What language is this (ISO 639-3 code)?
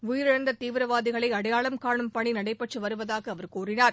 tam